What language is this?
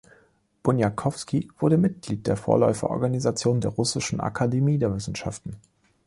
German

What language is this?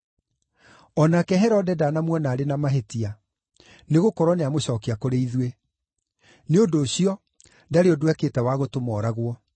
Kikuyu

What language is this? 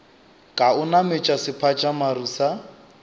Northern Sotho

